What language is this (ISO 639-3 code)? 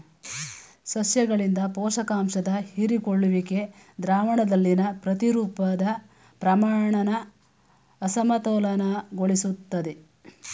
kan